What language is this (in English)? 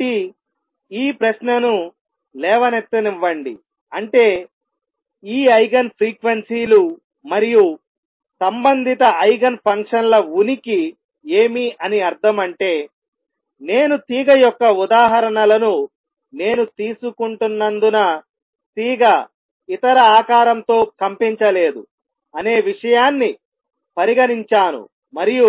Telugu